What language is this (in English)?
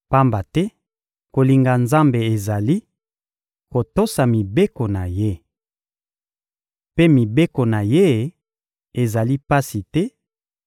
Lingala